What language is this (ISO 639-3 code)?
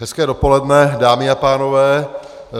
ces